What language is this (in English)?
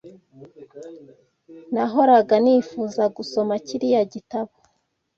Kinyarwanda